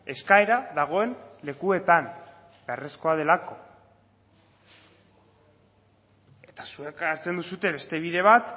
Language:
Basque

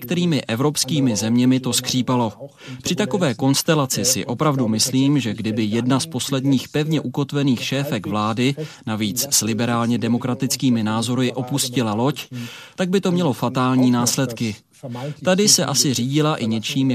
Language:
Czech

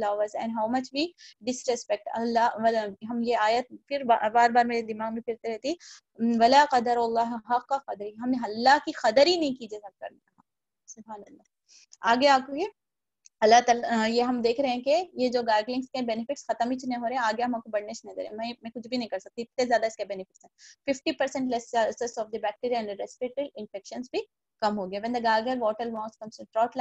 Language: Hindi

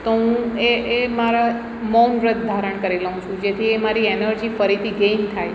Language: Gujarati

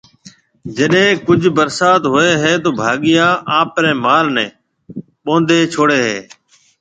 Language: Marwari (Pakistan)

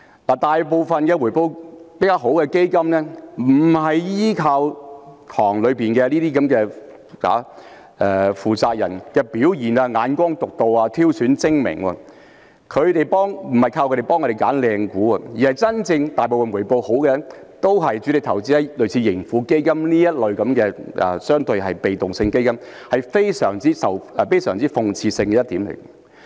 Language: Cantonese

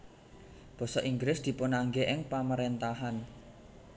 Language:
Javanese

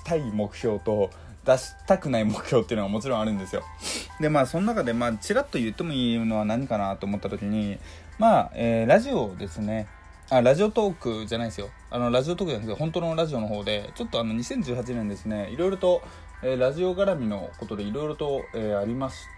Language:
Japanese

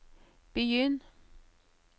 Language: Norwegian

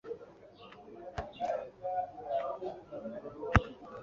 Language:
Kinyarwanda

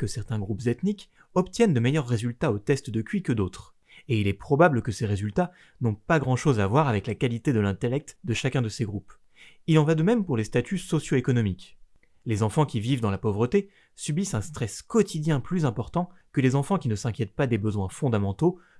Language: French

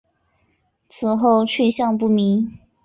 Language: Chinese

